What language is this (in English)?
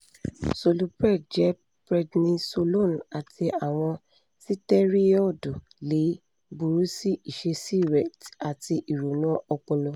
Yoruba